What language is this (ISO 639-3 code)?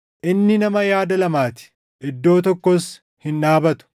orm